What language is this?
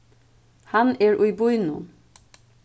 Faroese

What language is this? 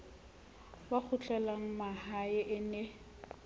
Southern Sotho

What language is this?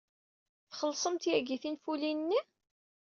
Kabyle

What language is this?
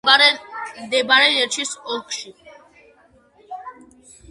Georgian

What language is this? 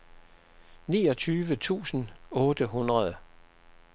Danish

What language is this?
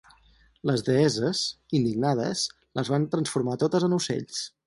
Catalan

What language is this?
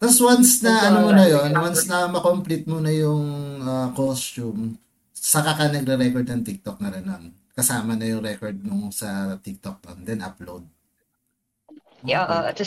Filipino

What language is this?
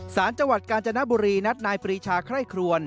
Thai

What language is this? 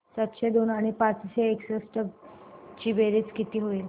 Marathi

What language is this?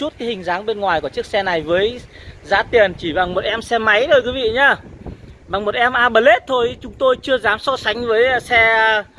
Vietnamese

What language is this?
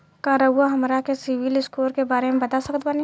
Bhojpuri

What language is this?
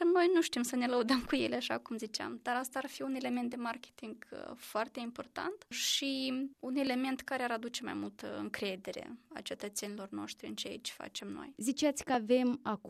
Romanian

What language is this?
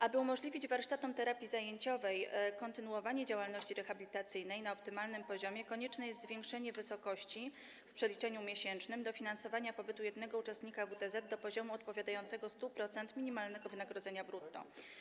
Polish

